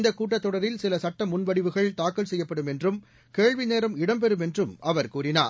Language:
Tamil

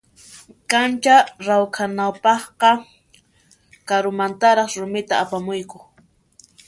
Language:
Puno Quechua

